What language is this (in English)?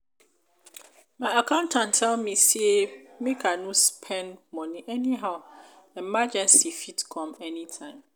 Nigerian Pidgin